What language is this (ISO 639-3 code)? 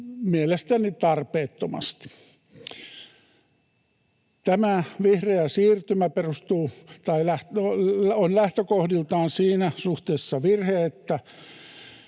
fin